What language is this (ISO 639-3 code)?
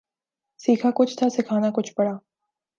urd